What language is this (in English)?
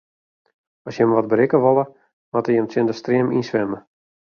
Western Frisian